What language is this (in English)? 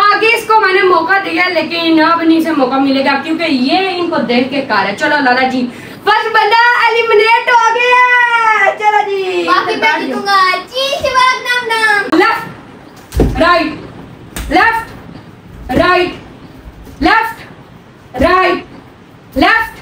Hindi